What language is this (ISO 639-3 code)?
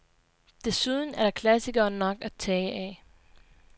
dan